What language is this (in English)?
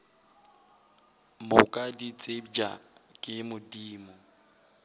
Northern Sotho